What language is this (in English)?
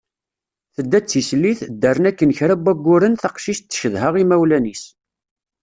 Kabyle